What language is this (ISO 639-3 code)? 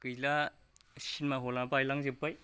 brx